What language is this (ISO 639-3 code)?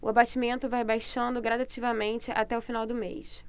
por